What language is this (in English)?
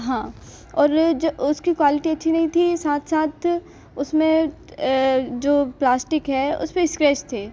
Hindi